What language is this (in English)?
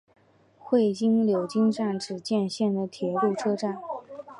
Chinese